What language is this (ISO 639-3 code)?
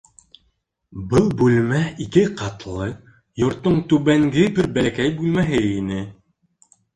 bak